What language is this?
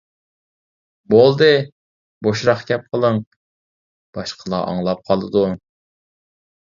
Uyghur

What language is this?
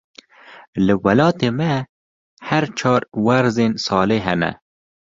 Kurdish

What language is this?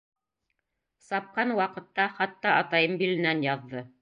Bashkir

